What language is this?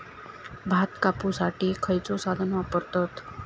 Marathi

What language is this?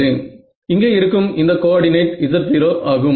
Tamil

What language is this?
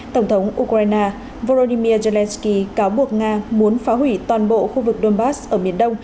Vietnamese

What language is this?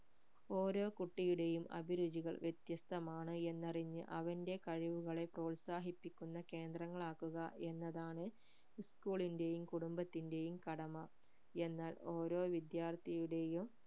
Malayalam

